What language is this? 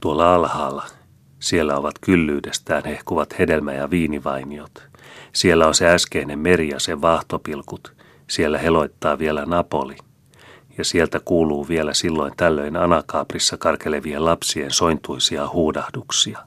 Finnish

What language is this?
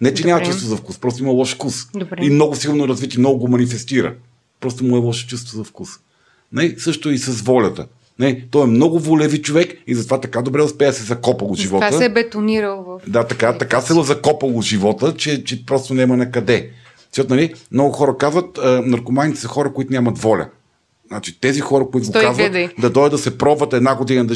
Bulgarian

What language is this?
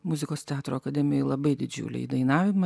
Lithuanian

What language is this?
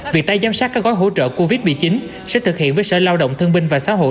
Vietnamese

